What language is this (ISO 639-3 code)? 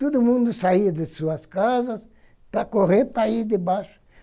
por